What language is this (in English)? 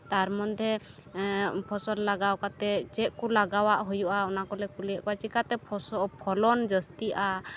Santali